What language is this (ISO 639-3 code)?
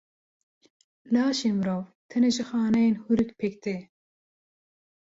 kur